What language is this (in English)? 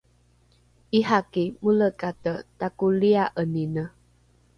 Rukai